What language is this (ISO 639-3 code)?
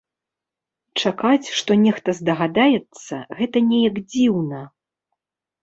bel